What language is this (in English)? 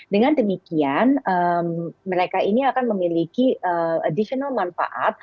Indonesian